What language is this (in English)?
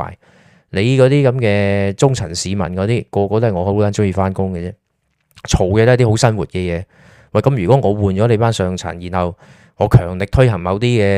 Chinese